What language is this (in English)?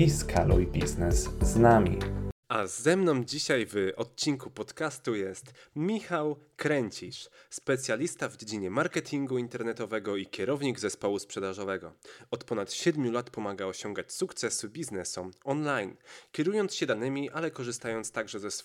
Polish